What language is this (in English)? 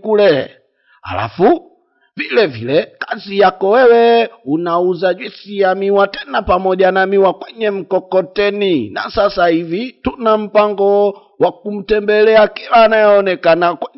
Portuguese